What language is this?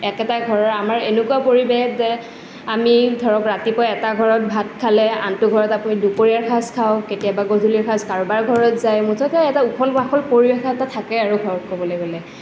Assamese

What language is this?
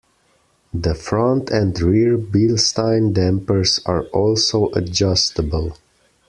English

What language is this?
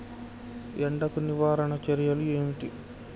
Telugu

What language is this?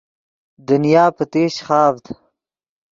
Yidgha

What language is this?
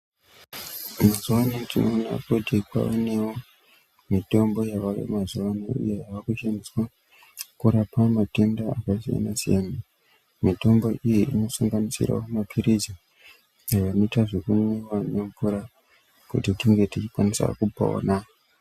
Ndau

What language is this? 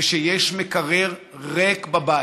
Hebrew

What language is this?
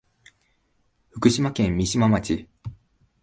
Japanese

